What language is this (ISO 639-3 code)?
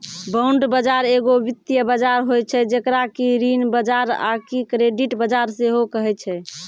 mai